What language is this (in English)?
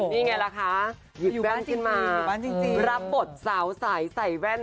Thai